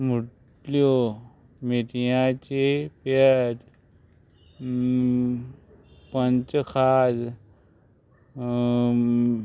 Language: Konkani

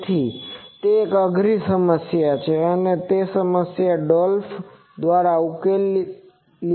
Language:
Gujarati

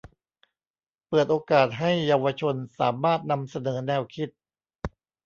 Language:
Thai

